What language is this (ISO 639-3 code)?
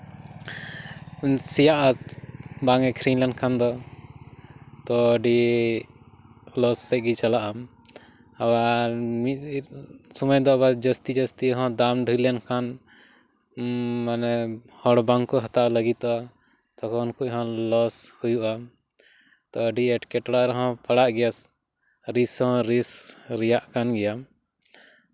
sat